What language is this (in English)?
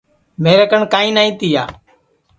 Sansi